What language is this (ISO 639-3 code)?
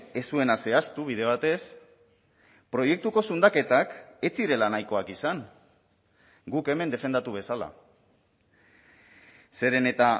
eus